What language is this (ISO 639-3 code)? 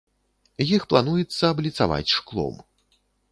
bel